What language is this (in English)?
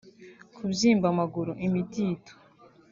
Kinyarwanda